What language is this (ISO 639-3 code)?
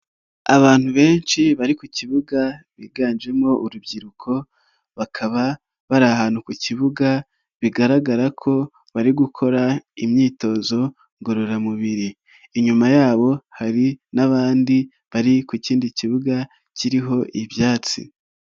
kin